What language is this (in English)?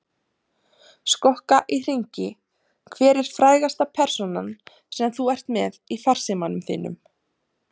Icelandic